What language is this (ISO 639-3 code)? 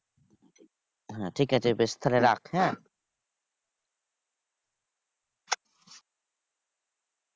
ben